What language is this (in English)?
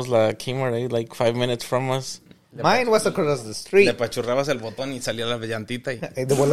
Spanish